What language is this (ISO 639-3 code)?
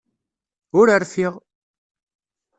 kab